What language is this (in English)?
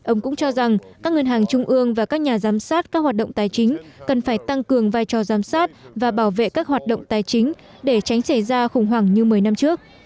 Vietnamese